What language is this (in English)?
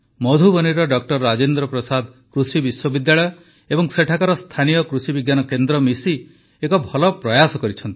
Odia